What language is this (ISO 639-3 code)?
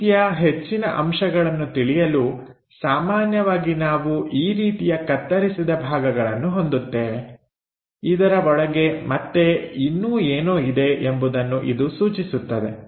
kan